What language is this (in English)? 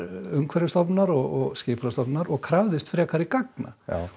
Icelandic